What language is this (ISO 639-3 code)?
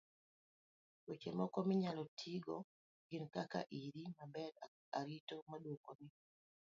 luo